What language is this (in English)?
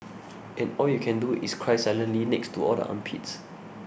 English